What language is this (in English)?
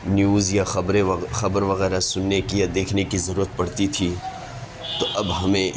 Urdu